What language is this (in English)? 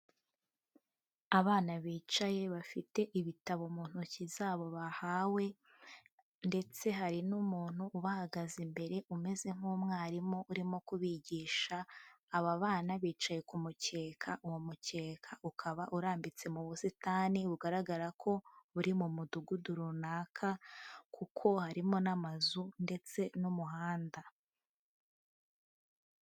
Kinyarwanda